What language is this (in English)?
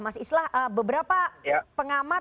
Indonesian